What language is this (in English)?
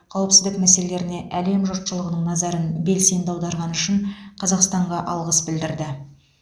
Kazakh